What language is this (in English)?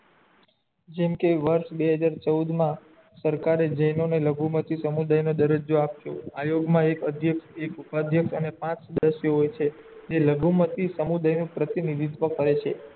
Gujarati